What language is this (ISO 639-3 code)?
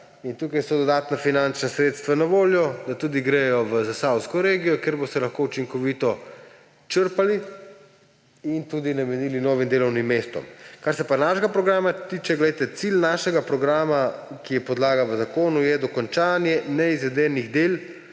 slv